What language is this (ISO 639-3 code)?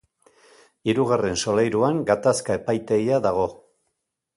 eus